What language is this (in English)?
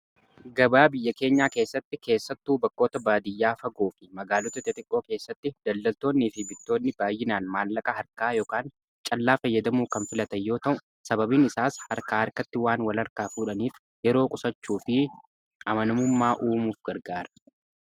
Oromo